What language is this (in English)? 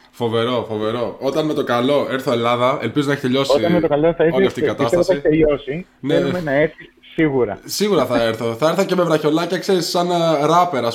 Greek